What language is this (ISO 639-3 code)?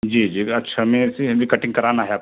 hin